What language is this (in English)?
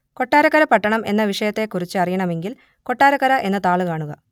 Malayalam